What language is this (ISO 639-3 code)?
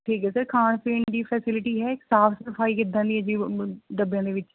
pan